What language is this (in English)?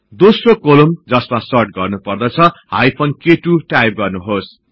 Nepali